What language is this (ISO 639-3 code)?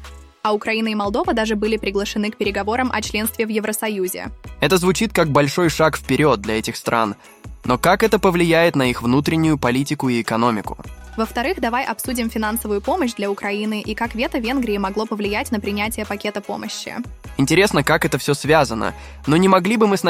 rus